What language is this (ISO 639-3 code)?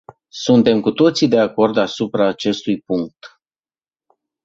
ron